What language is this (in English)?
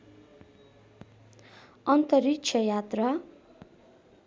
Nepali